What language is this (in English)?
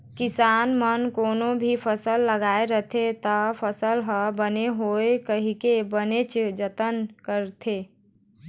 Chhattisgarhi